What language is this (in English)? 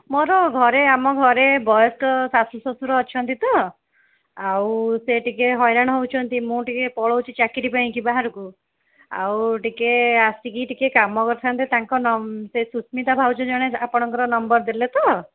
Odia